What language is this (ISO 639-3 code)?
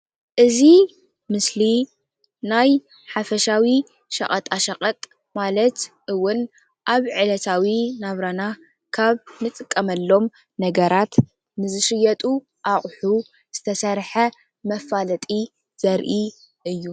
tir